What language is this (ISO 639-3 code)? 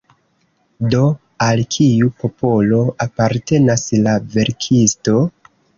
epo